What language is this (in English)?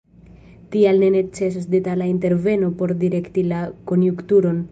Esperanto